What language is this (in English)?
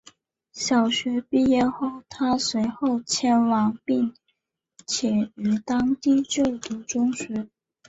Chinese